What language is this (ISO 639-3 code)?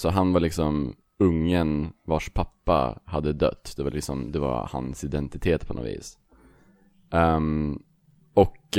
swe